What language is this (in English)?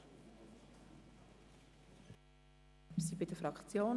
Swiss German